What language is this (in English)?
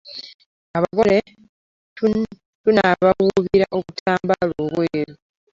Ganda